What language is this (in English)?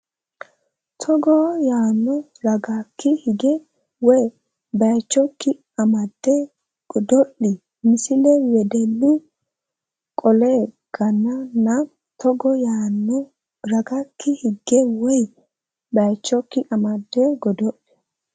Sidamo